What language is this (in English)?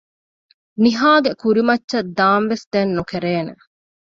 Divehi